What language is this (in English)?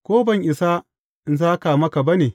Hausa